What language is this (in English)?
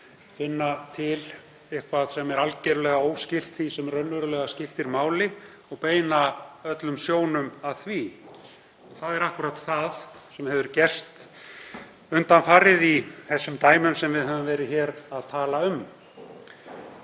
Icelandic